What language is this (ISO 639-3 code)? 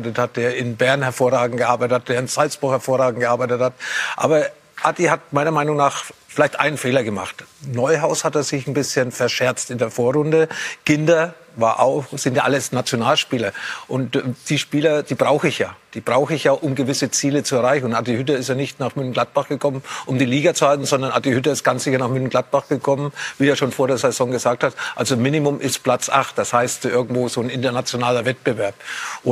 deu